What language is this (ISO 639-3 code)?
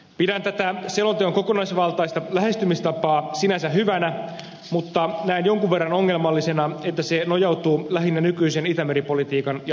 fin